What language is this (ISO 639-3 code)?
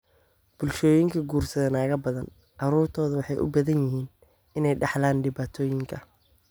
som